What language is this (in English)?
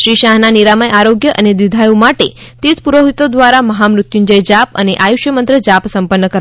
Gujarati